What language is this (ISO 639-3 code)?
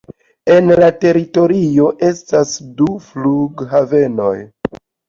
epo